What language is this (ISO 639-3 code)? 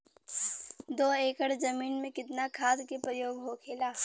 bho